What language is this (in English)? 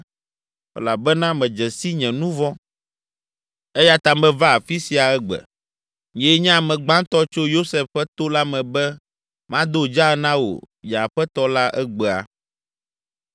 Ewe